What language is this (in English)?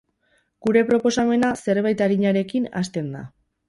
Basque